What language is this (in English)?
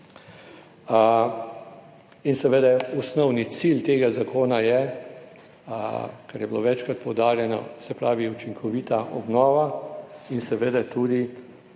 Slovenian